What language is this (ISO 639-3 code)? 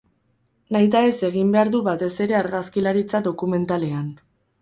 eus